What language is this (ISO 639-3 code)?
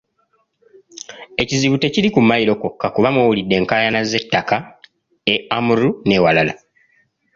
lug